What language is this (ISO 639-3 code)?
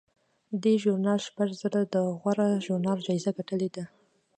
pus